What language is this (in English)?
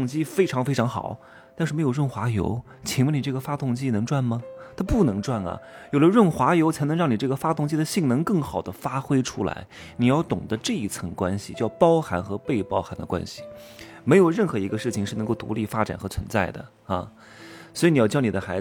Chinese